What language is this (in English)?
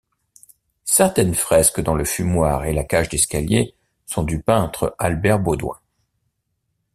French